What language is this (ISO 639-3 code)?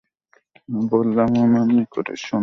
ben